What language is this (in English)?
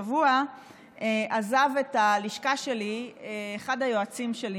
Hebrew